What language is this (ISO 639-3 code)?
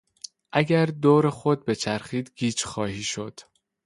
fas